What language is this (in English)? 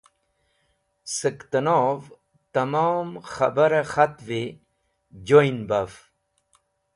Wakhi